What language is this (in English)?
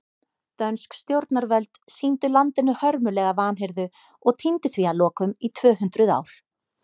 Icelandic